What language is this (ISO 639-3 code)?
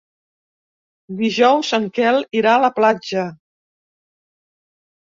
cat